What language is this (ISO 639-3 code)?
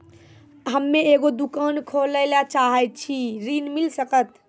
mai